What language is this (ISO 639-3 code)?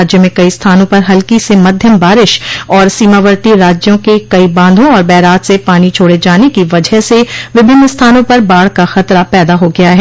hin